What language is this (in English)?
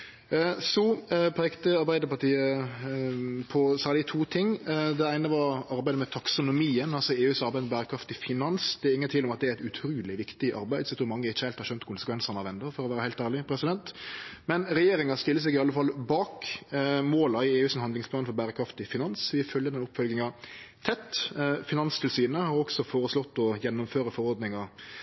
Norwegian Nynorsk